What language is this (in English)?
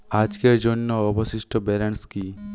Bangla